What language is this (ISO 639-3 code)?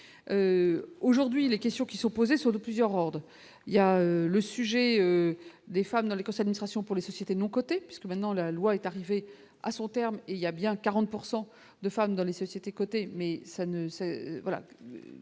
fra